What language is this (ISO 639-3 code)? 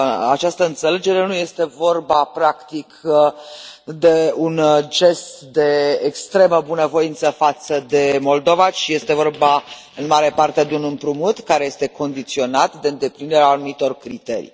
ron